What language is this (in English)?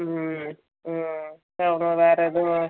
Tamil